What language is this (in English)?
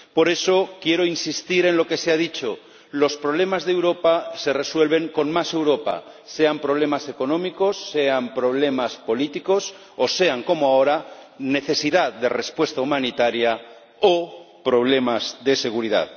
Spanish